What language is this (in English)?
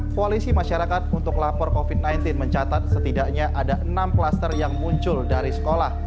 Indonesian